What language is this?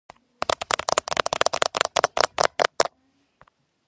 Georgian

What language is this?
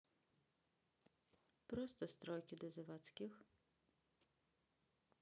Russian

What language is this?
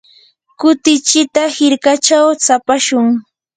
Yanahuanca Pasco Quechua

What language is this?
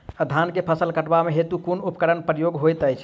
Maithili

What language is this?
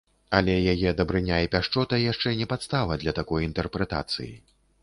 Belarusian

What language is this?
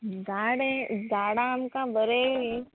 Konkani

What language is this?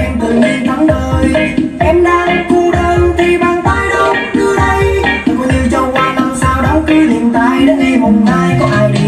Vietnamese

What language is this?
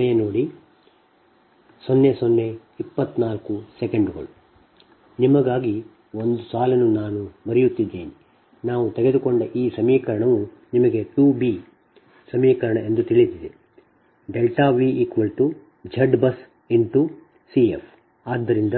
Kannada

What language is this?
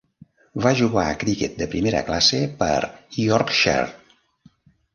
Catalan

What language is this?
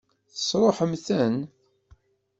Kabyle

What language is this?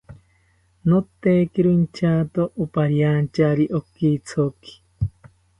South Ucayali Ashéninka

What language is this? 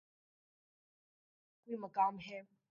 Urdu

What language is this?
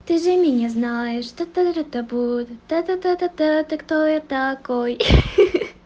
Russian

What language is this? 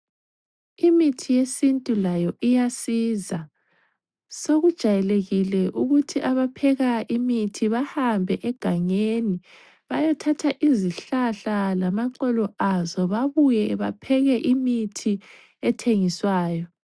North Ndebele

